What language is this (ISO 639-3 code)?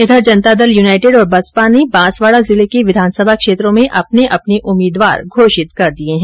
hin